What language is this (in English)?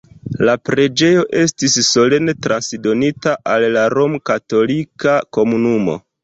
Esperanto